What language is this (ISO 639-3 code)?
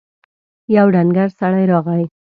pus